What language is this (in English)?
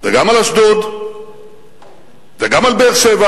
Hebrew